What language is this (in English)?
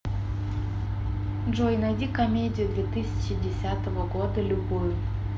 Russian